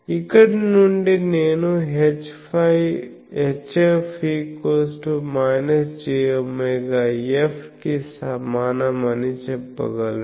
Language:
Telugu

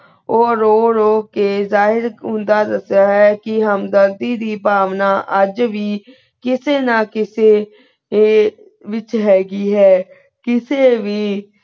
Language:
Punjabi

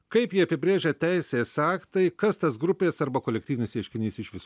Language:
Lithuanian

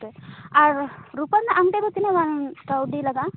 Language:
Santali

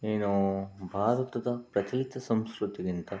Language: Kannada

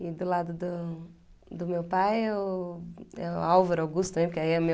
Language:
Portuguese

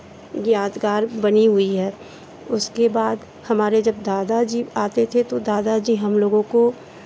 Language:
Hindi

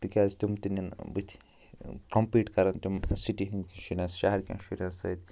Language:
Kashmiri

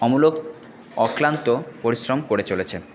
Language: Bangla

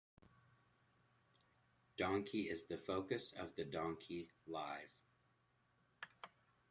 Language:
English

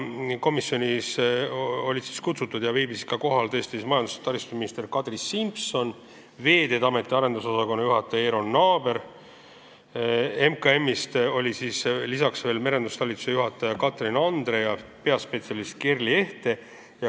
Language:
Estonian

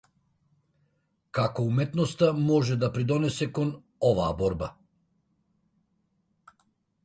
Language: Macedonian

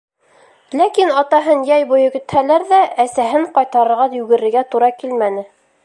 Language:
Bashkir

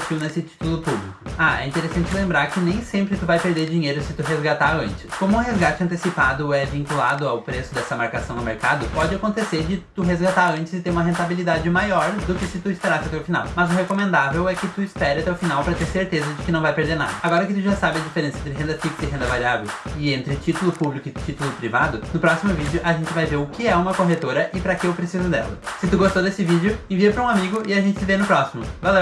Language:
Portuguese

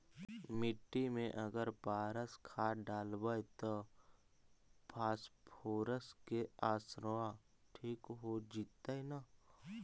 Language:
Magahi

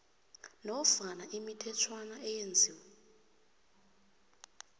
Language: South Ndebele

